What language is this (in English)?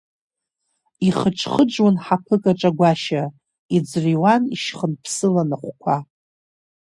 Abkhazian